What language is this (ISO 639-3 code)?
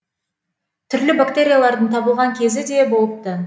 kaz